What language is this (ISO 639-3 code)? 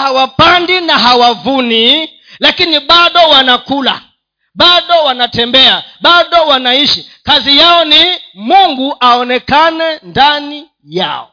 swa